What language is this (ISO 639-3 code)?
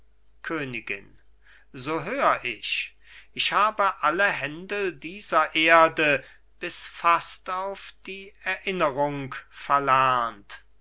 deu